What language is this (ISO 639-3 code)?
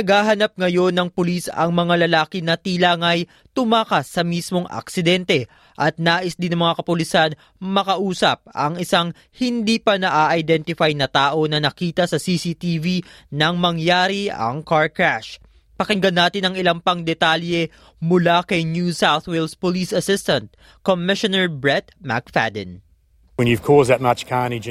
fil